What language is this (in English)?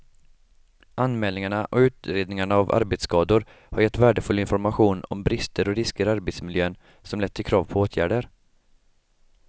Swedish